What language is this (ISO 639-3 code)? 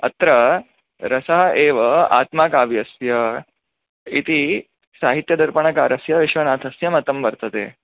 san